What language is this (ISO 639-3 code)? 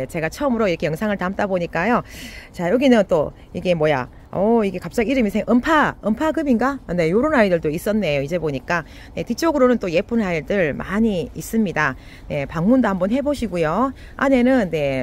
kor